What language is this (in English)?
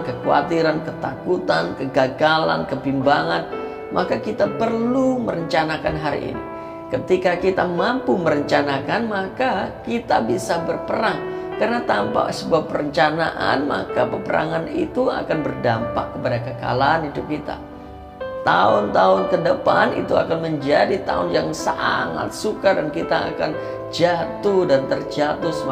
Indonesian